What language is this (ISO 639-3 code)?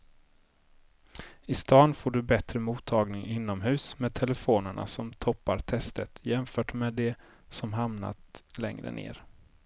swe